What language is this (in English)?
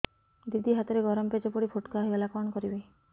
Odia